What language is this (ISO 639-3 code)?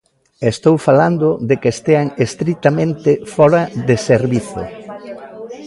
glg